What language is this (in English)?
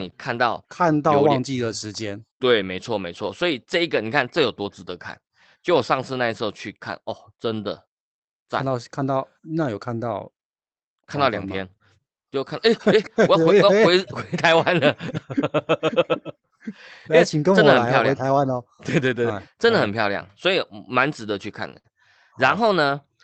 Chinese